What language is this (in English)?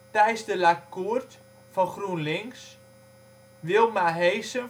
Dutch